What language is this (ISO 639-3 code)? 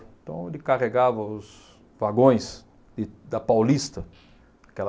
por